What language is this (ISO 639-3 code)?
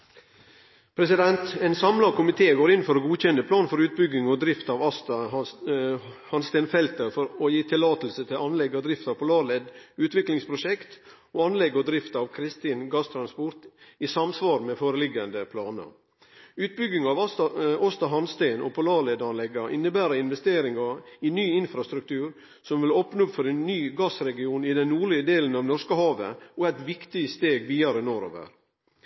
nno